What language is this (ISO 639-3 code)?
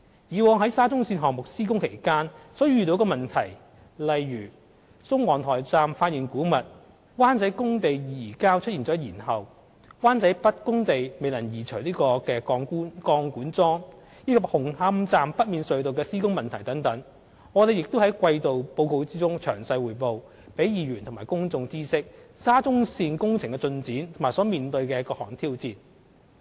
yue